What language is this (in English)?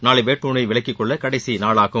Tamil